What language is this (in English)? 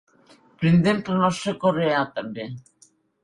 Catalan